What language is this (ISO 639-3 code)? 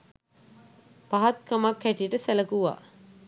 sin